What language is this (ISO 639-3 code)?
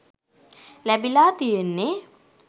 sin